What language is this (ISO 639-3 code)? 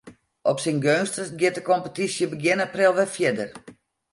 fry